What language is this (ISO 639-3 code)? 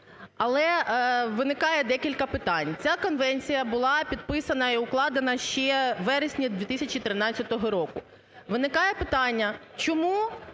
ukr